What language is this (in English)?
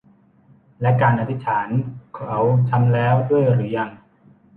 Thai